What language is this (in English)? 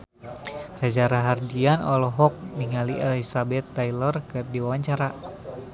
Sundanese